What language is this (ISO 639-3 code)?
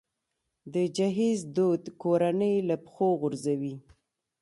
pus